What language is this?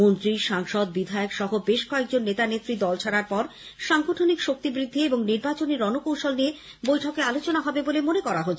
Bangla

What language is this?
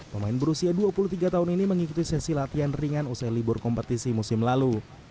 Indonesian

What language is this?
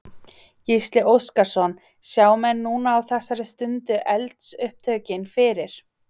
Icelandic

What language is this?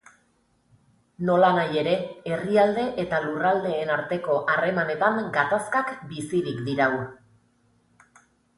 Basque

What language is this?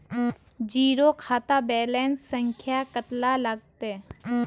Magahi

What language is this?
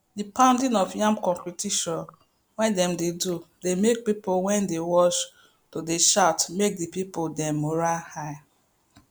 Nigerian Pidgin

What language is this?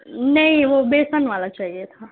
Urdu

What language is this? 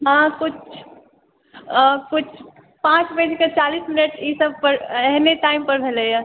Maithili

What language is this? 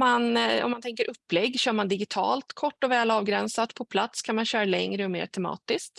Swedish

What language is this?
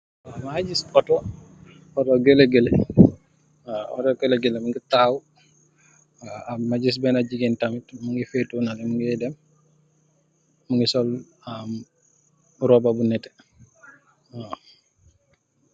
Wolof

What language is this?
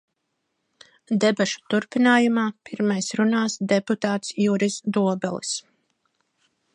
Latvian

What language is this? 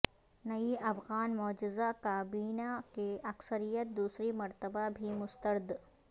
Urdu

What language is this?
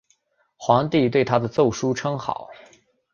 Chinese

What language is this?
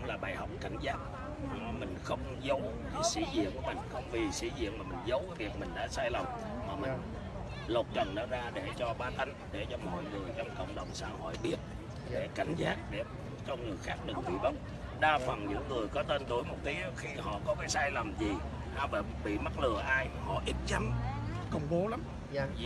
Vietnamese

